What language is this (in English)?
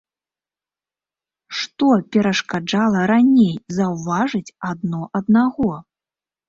Belarusian